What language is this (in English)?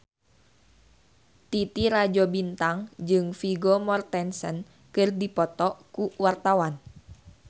Sundanese